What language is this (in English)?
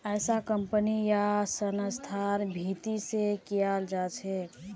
Magahi